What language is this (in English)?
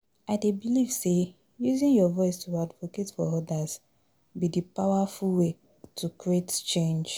Nigerian Pidgin